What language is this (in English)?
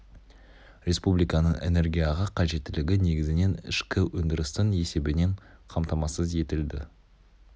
Kazakh